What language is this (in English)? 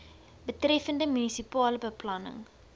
Afrikaans